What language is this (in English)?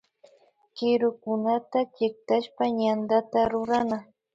Imbabura Highland Quichua